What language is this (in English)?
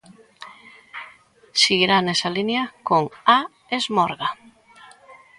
Galician